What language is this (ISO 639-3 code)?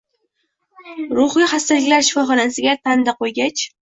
uzb